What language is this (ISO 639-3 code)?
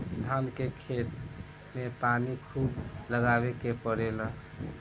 bho